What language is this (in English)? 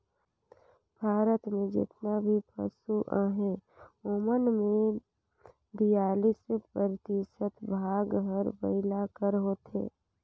Chhattisgarhi